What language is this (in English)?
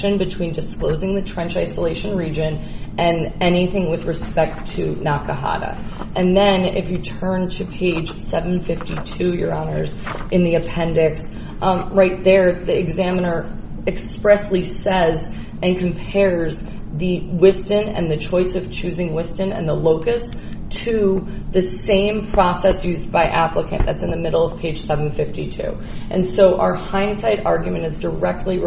English